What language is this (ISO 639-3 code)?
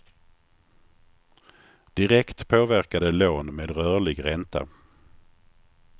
swe